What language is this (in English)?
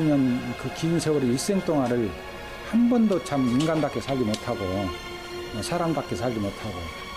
Korean